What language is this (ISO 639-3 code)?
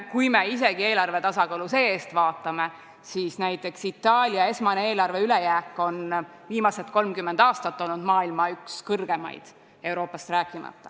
est